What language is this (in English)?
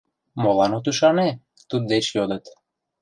Mari